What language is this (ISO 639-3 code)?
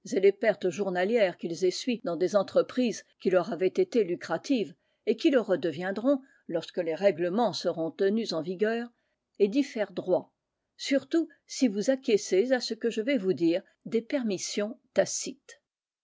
fra